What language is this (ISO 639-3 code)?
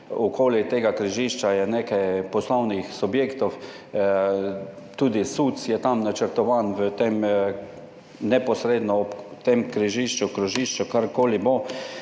slv